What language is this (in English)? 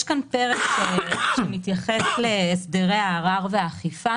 Hebrew